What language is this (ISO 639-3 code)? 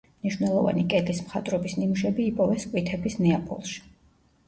kat